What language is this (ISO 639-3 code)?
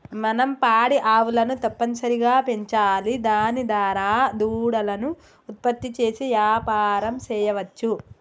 tel